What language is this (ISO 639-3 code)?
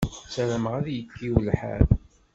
kab